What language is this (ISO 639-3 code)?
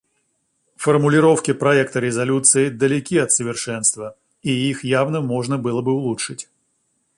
rus